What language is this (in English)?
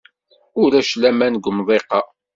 Kabyle